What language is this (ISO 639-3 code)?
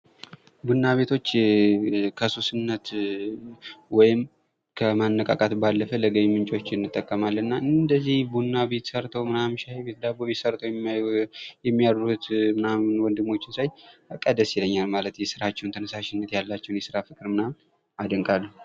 amh